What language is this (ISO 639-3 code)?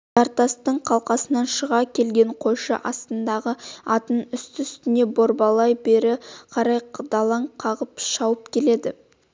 kaz